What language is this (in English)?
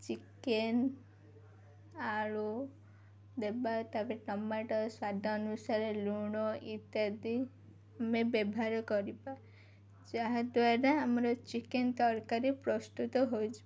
Odia